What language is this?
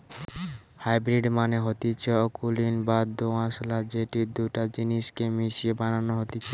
Bangla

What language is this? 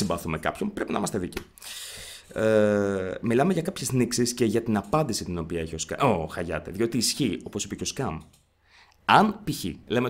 Greek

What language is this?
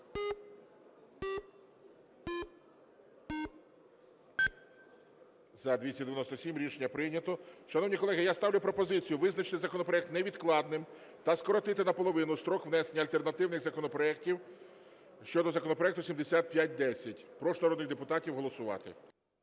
Ukrainian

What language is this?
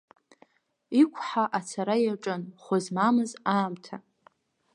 Abkhazian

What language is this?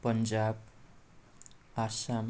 Nepali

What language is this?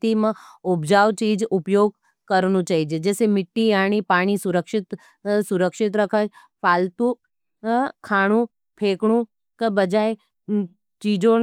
Nimadi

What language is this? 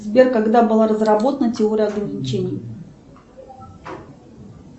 Russian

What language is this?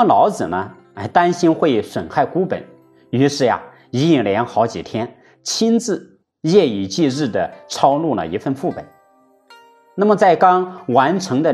Chinese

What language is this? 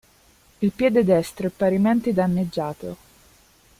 Italian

